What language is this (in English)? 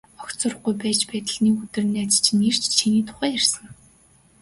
Mongolian